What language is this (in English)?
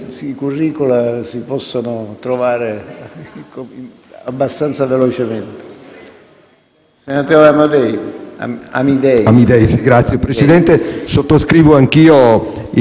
Italian